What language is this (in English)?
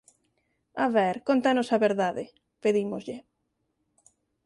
Galician